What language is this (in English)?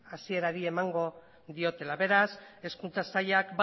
Basque